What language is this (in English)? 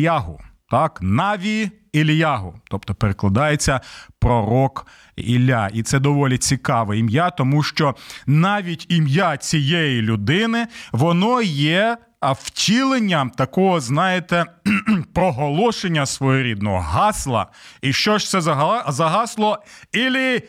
Ukrainian